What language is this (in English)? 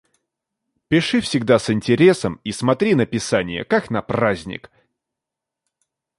Russian